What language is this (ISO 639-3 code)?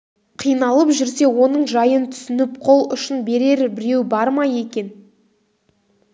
kaz